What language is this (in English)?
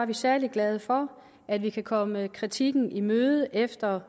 Danish